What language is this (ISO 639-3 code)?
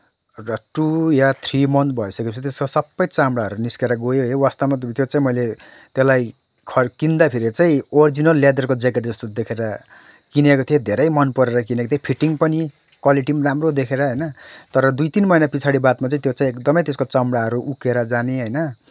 nep